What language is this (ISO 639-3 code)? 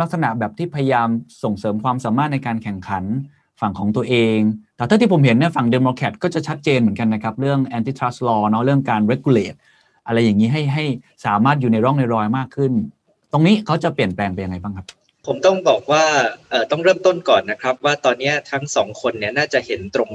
tha